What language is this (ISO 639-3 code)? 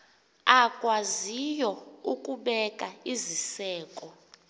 xho